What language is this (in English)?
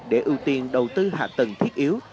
Vietnamese